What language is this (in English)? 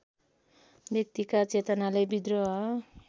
Nepali